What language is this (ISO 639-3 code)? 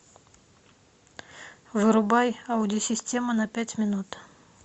rus